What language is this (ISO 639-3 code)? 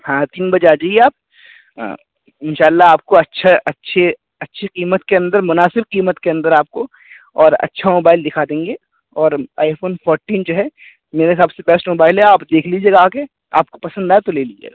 urd